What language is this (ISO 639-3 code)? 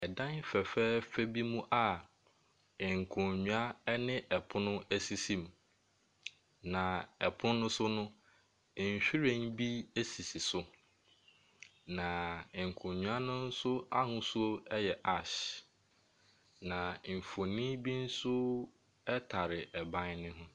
aka